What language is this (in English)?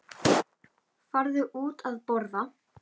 Icelandic